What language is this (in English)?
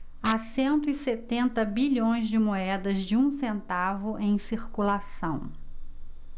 Portuguese